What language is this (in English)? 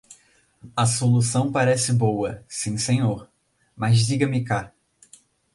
Portuguese